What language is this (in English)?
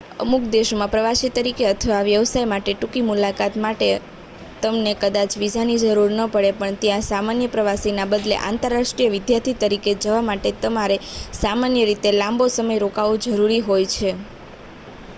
Gujarati